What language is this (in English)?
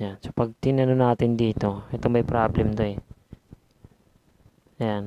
Filipino